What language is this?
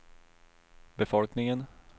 Swedish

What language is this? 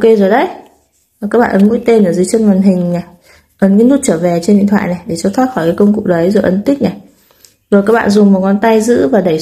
Vietnamese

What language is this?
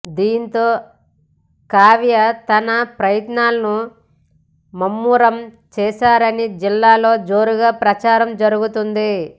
Telugu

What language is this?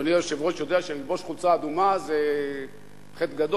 Hebrew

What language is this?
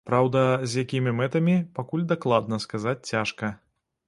Belarusian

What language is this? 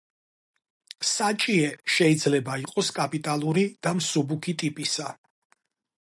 Georgian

